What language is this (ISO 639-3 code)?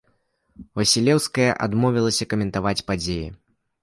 bel